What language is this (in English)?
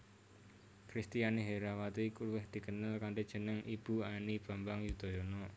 Javanese